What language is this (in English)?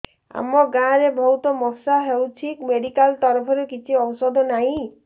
Odia